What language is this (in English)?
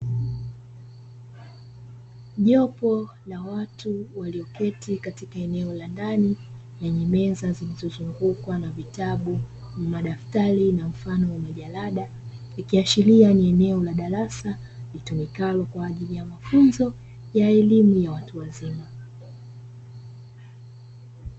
Swahili